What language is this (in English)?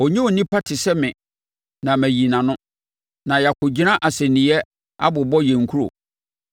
Akan